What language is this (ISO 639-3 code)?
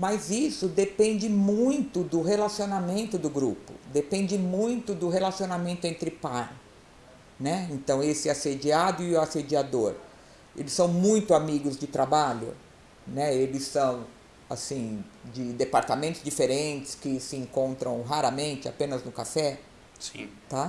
por